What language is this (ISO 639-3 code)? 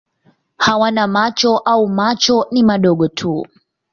swa